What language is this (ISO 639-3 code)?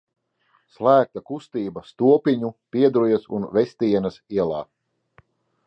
lav